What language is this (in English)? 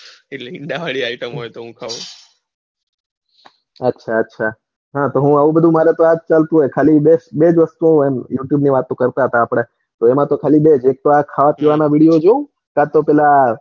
Gujarati